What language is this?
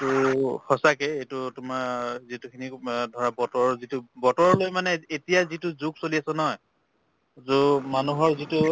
Assamese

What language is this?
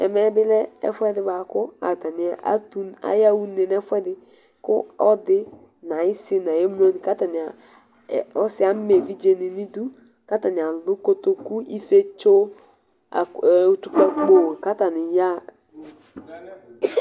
Ikposo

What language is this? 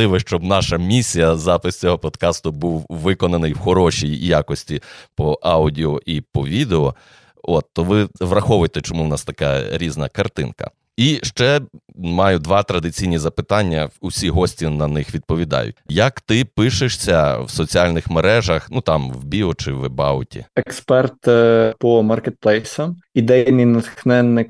Ukrainian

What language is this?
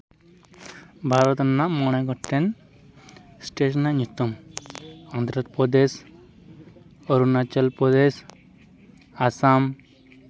Santali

